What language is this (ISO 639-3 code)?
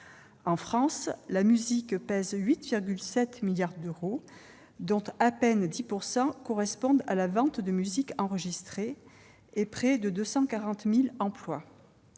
fra